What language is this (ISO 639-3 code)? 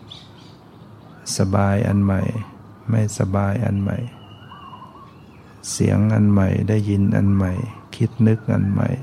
tha